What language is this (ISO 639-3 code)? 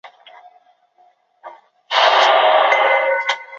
zho